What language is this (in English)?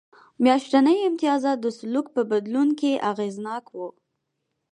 Pashto